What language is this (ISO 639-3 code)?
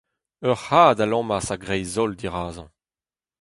bre